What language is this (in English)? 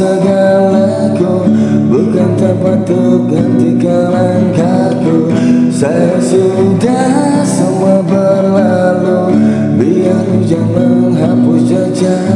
Indonesian